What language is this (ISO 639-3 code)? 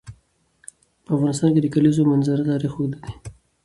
pus